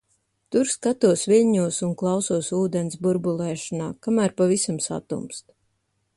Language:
Latvian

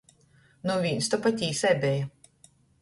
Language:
Latgalian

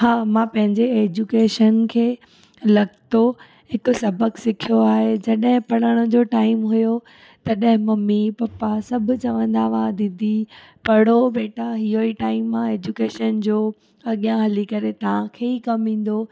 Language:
Sindhi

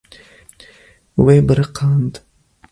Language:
Kurdish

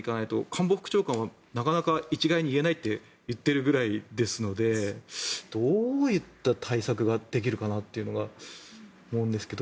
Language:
Japanese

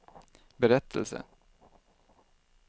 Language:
Swedish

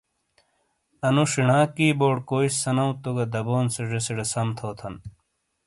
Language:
Shina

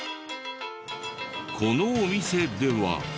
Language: Japanese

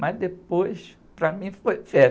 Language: Portuguese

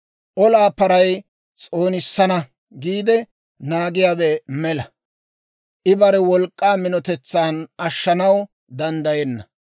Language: Dawro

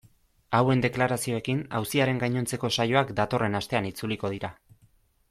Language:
Basque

